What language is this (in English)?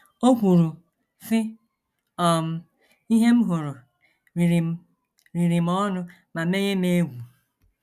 Igbo